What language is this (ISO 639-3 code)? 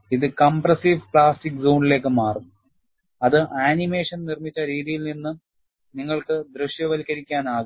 mal